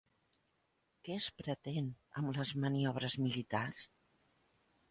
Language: Catalan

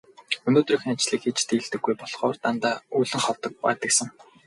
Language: Mongolian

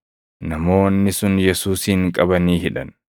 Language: Oromo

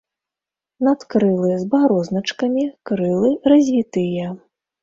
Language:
Belarusian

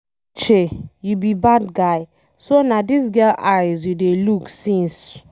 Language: Nigerian Pidgin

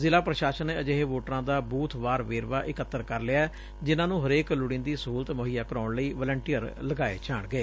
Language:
Punjabi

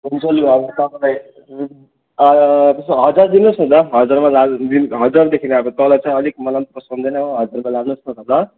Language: Nepali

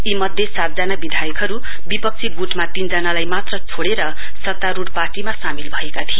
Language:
Nepali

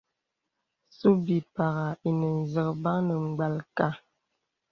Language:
Bebele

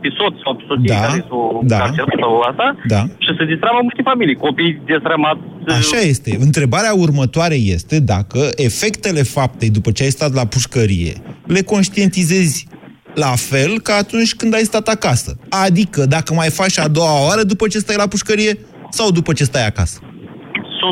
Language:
Romanian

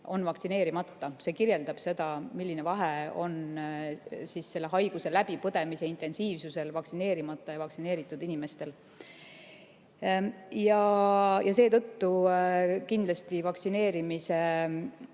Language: Estonian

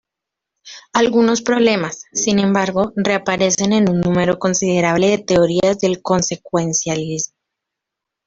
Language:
Spanish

